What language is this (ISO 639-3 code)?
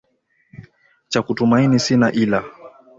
swa